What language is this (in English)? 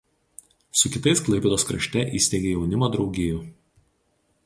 Lithuanian